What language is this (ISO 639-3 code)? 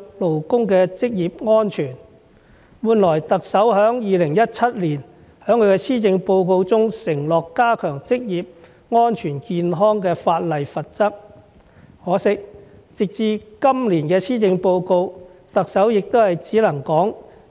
yue